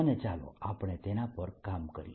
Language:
Gujarati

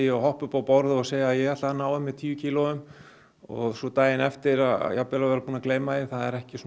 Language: Icelandic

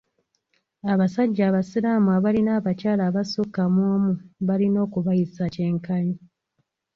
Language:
Ganda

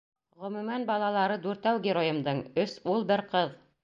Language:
Bashkir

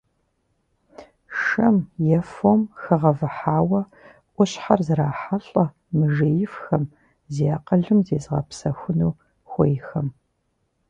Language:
Kabardian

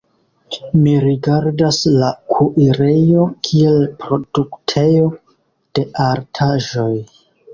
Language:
Esperanto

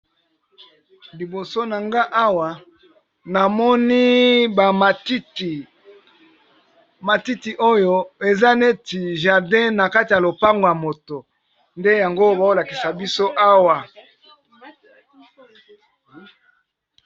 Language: Lingala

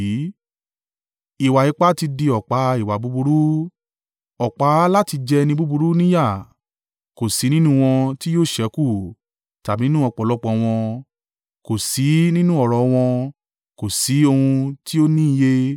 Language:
Yoruba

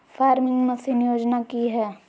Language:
Magahi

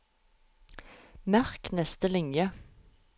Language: Norwegian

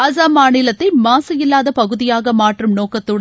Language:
Tamil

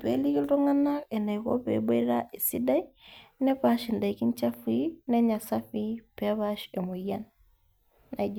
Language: Masai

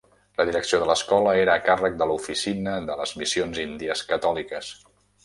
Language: Catalan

